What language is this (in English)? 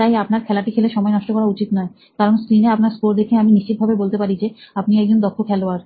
Bangla